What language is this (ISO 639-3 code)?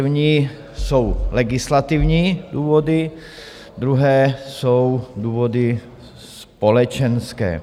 ces